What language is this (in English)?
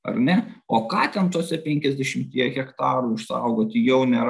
Lithuanian